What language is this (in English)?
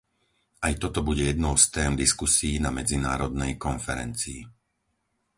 Slovak